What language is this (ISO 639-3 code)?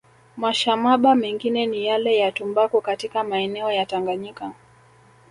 swa